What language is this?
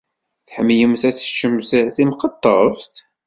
Kabyle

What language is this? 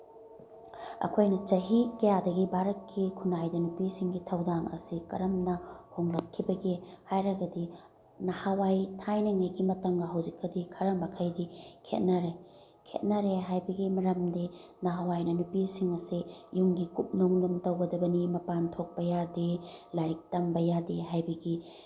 Manipuri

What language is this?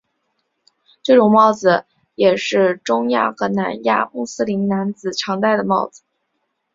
Chinese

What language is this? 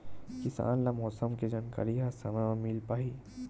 Chhattisgarhi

